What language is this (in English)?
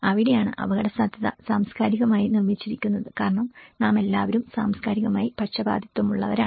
Malayalam